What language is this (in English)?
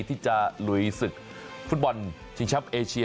Thai